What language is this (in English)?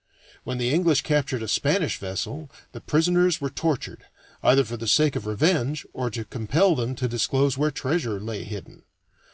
English